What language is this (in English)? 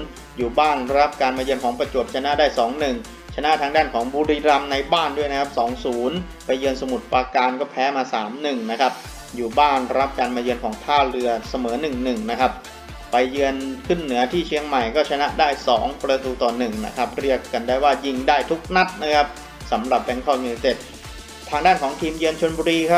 Thai